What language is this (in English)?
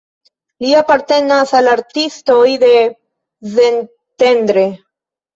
Esperanto